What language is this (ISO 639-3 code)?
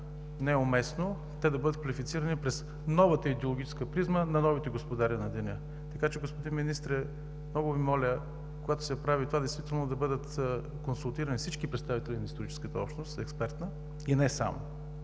bul